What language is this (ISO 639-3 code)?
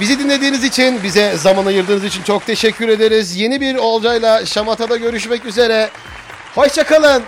tur